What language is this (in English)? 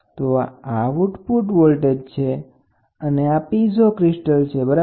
Gujarati